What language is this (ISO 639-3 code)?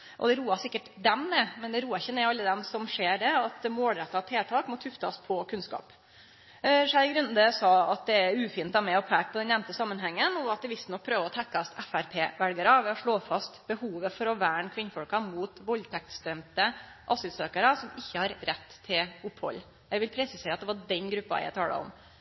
nno